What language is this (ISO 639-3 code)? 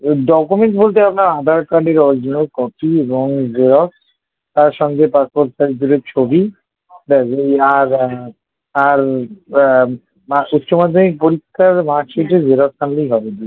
ben